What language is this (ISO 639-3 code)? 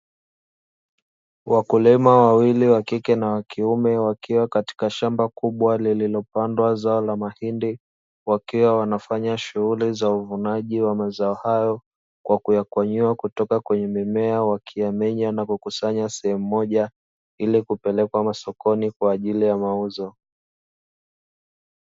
swa